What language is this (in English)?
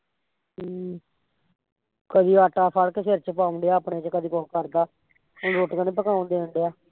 Punjabi